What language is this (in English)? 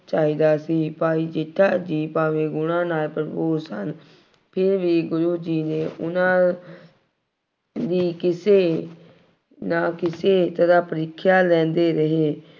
Punjabi